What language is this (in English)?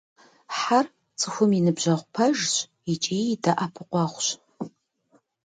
Kabardian